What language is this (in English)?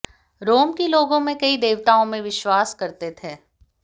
Hindi